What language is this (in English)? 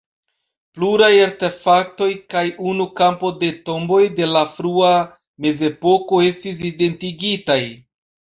Esperanto